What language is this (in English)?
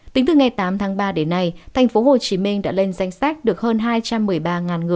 Vietnamese